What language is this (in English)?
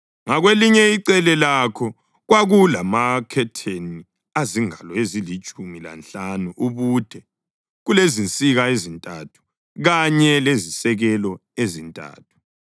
North Ndebele